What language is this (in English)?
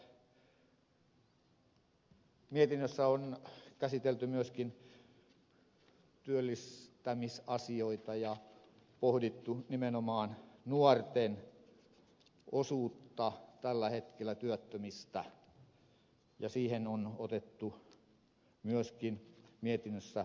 Finnish